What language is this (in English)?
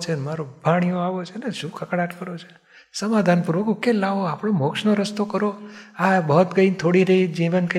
Gujarati